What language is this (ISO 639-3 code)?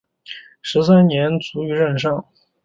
zho